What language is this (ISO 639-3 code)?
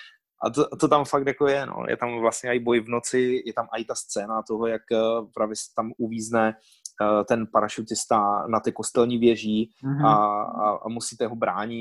ces